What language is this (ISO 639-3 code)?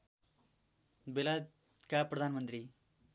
nep